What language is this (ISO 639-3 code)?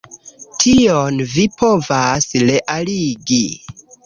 epo